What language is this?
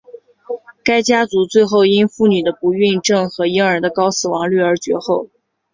Chinese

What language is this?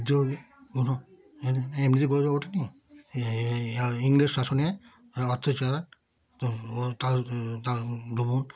Bangla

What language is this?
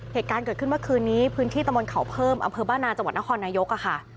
Thai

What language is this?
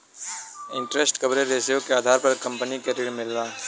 Bhojpuri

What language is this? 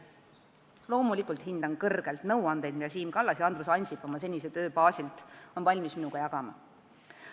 Estonian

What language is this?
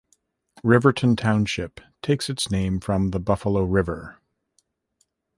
English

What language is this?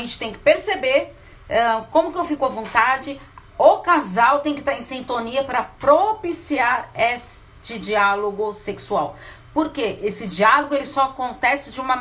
Portuguese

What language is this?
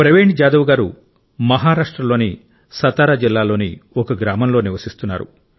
Telugu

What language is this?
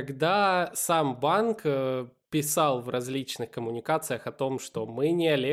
Russian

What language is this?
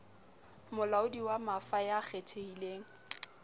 Southern Sotho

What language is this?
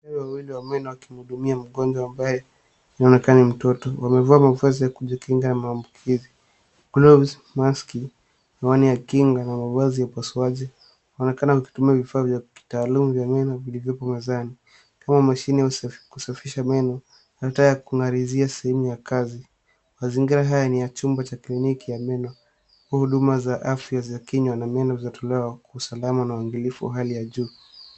Swahili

